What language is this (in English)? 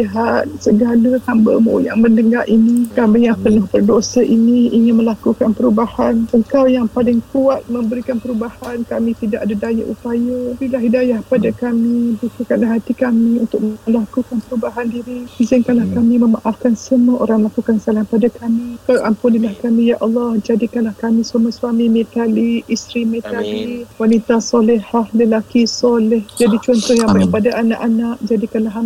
Malay